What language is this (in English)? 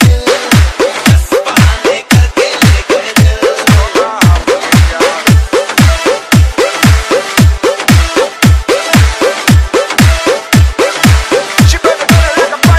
Polish